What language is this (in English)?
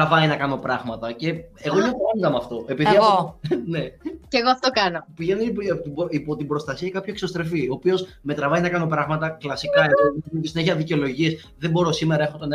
Greek